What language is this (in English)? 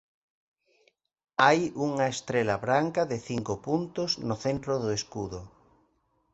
Galician